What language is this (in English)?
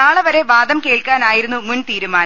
Malayalam